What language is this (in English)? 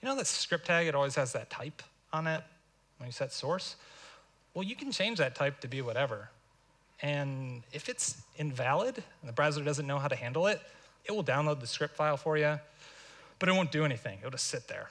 English